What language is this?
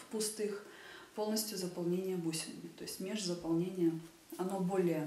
Russian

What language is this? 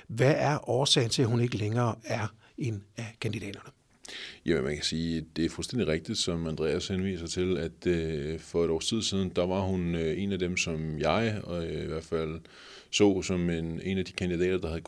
Danish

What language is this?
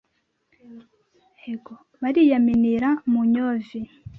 Kinyarwanda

